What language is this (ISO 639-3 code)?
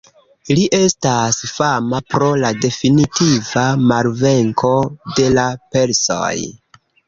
epo